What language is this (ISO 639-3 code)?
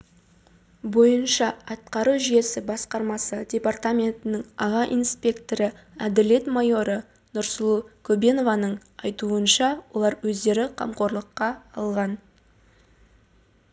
kaz